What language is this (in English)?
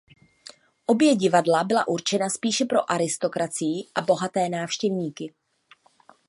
Czech